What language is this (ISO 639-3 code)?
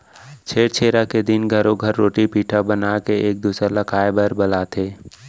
hne